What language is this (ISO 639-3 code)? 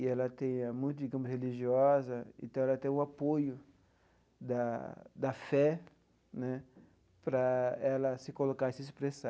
por